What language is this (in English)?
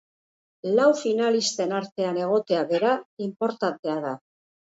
Basque